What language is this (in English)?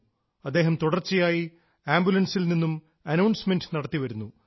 Malayalam